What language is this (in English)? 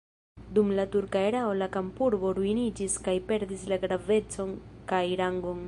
Esperanto